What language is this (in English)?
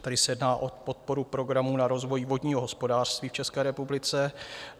Czech